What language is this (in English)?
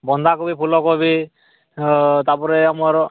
Odia